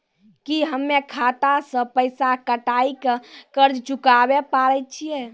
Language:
Maithili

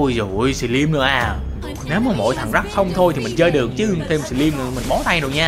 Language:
Vietnamese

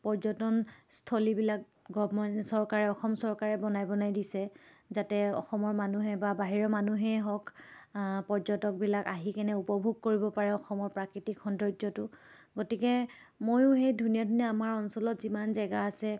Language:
Assamese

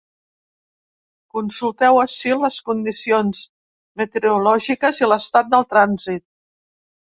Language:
Catalan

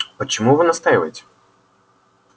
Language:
Russian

